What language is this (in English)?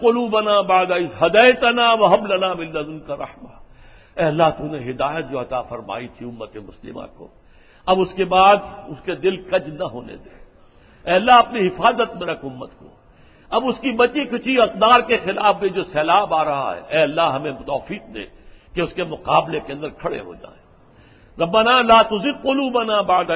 Urdu